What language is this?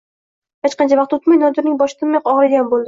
Uzbek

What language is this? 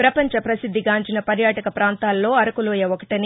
Telugu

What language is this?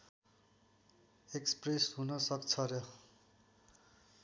Nepali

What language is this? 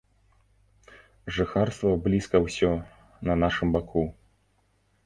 Belarusian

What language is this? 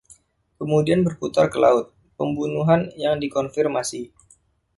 Indonesian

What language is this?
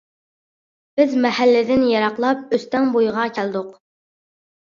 Uyghur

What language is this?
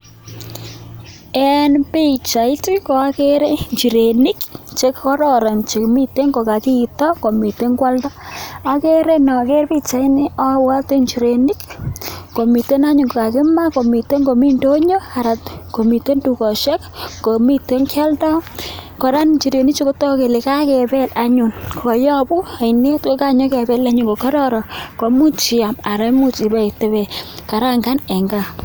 Kalenjin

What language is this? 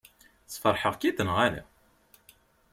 Kabyle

